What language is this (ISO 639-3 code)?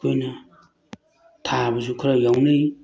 mni